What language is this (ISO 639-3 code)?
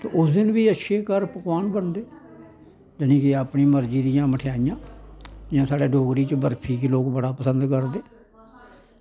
doi